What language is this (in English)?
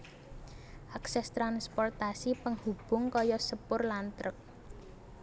Javanese